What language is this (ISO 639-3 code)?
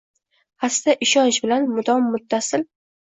uzb